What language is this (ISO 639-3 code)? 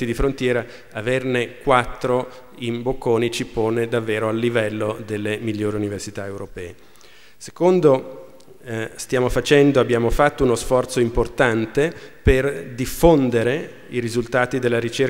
ita